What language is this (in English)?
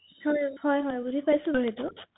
Assamese